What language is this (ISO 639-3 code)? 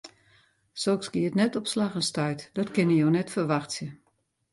fry